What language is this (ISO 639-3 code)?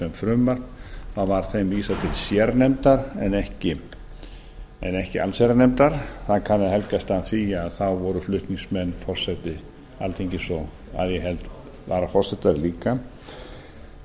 isl